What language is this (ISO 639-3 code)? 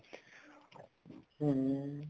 pan